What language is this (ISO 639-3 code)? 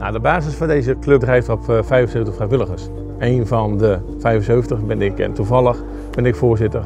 nld